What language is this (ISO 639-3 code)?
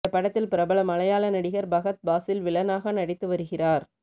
tam